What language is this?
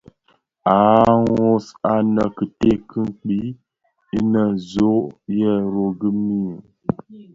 Bafia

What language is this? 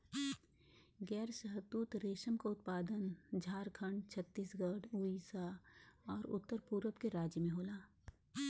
Bhojpuri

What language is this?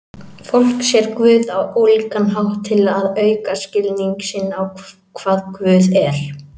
Icelandic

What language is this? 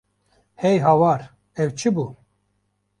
Kurdish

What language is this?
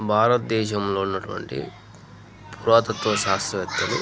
Telugu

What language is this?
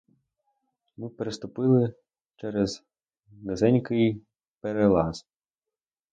Ukrainian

